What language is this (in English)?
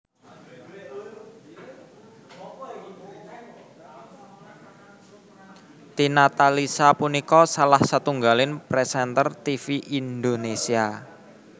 Javanese